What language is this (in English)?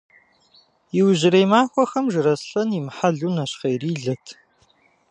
Kabardian